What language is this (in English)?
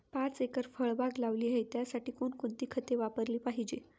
Marathi